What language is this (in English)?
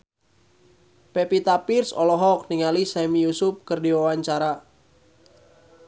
Sundanese